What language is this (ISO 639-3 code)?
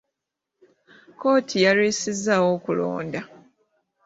lug